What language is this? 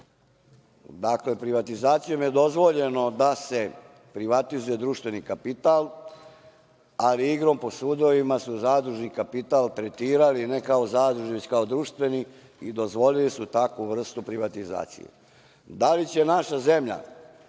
Serbian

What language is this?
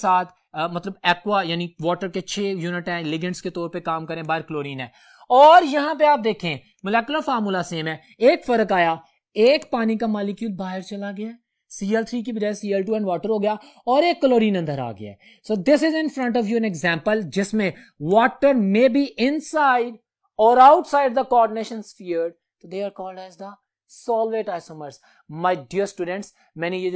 Hindi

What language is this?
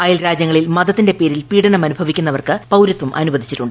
Malayalam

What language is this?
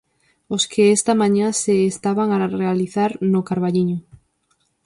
Galician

